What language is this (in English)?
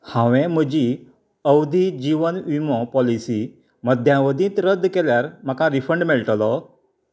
Konkani